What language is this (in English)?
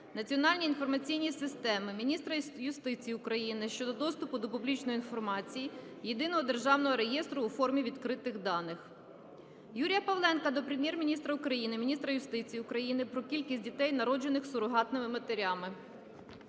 Ukrainian